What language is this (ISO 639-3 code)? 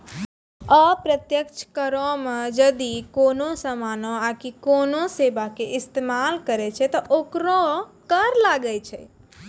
mai